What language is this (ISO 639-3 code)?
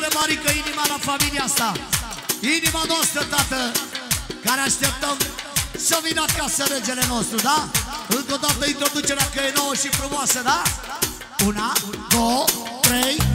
ron